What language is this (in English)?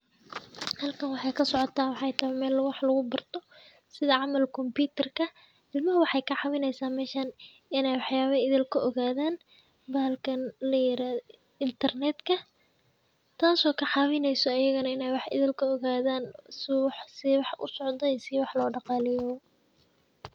Somali